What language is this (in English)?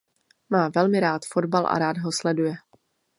Czech